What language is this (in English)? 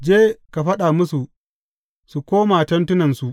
Hausa